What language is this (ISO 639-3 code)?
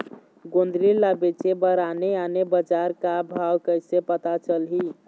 hne